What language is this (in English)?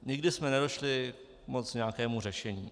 Czech